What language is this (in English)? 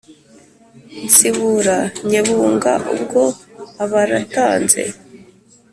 Kinyarwanda